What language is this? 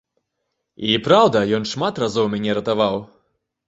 Belarusian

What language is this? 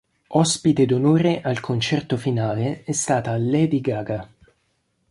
Italian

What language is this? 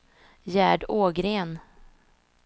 Swedish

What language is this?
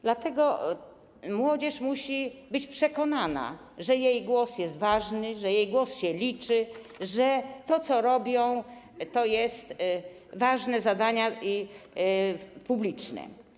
Polish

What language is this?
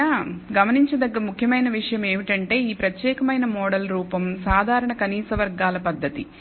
Telugu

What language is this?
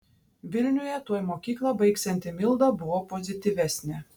Lithuanian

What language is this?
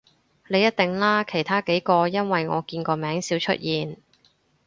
Cantonese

